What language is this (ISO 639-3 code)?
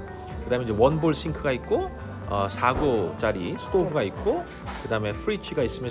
kor